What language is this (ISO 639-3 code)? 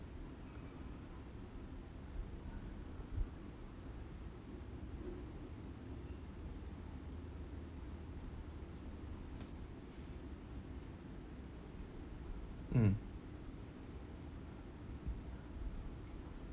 eng